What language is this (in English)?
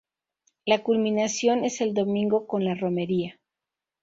Spanish